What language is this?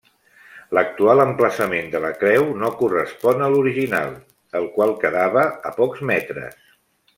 Catalan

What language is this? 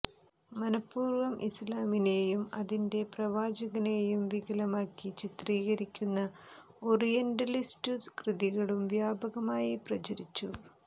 Malayalam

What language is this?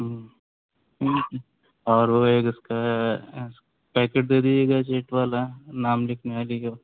Urdu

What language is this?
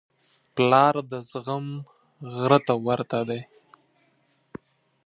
Pashto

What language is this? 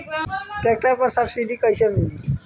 Bhojpuri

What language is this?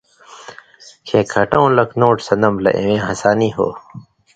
Indus Kohistani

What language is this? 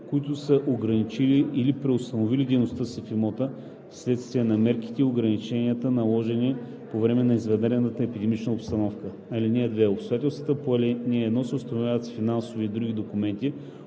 Bulgarian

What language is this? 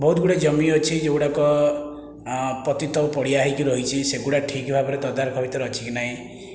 Odia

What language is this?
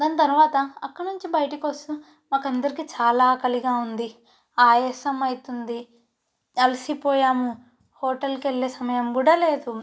Telugu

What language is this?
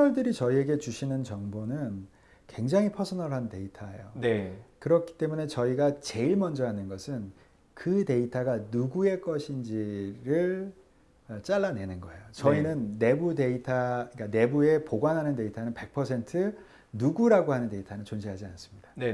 Korean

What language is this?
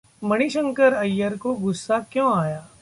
Hindi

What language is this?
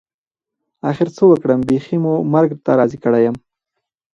Pashto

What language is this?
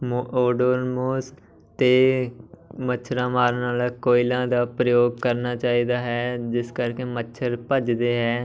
Punjabi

